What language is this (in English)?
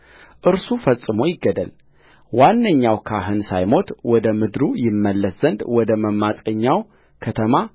Amharic